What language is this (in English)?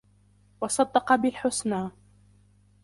Arabic